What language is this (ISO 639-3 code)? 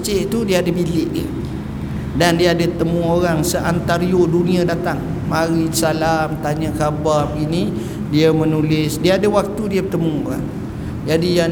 msa